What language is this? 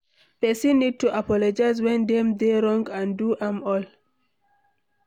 Nigerian Pidgin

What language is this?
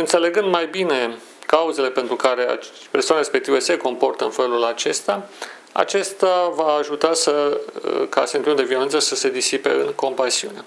Romanian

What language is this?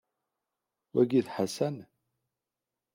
Kabyle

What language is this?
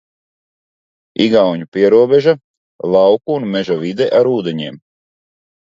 Latvian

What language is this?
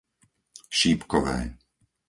Slovak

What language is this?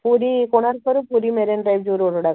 Odia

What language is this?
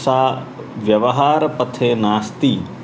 Sanskrit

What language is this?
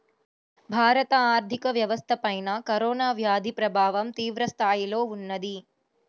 Telugu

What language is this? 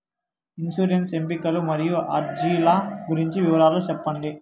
Telugu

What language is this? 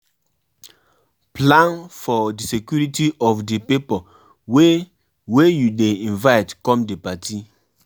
Nigerian Pidgin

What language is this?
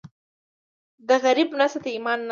Pashto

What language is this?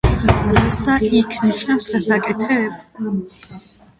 Georgian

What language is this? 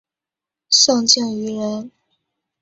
Chinese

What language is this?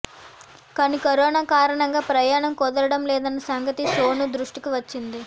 Telugu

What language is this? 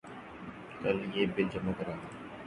Urdu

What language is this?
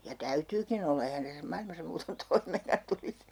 Finnish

